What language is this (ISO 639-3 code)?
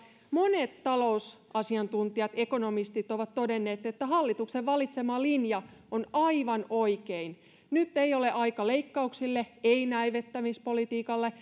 fin